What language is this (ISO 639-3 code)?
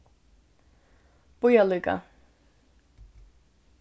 fao